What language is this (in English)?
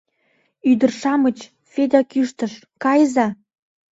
Mari